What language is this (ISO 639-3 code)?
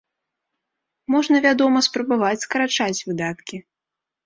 bel